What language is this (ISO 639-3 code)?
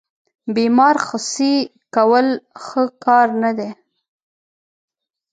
pus